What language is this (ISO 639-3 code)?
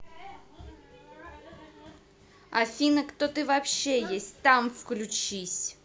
rus